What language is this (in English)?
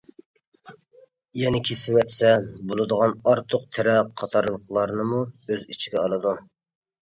Uyghur